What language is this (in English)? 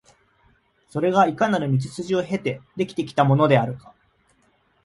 Japanese